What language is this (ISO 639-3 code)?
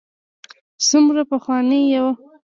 pus